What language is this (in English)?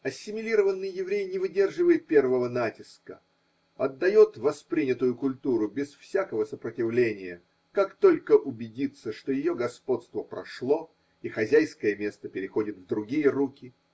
Russian